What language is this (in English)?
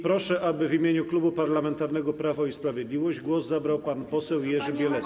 Polish